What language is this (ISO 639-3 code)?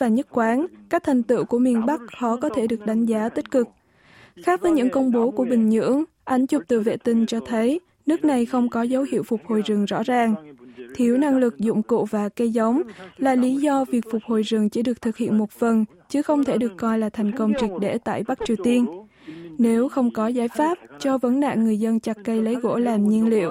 vie